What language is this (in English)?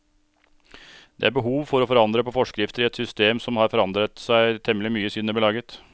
Norwegian